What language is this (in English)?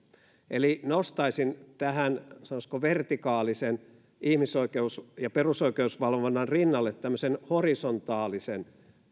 Finnish